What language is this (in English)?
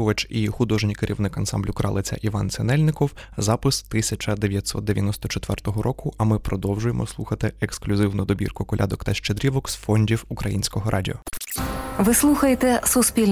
Ukrainian